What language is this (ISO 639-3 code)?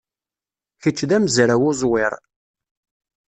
kab